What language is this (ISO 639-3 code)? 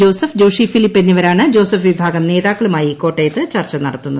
mal